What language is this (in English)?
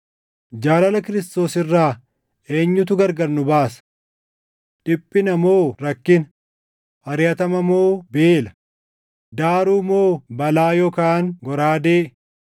Oromo